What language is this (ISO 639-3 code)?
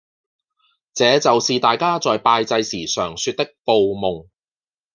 yue